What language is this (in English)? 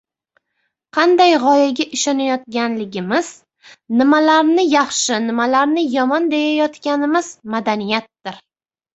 Uzbek